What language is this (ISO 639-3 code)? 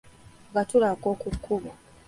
lug